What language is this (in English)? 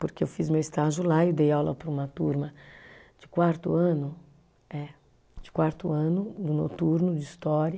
Portuguese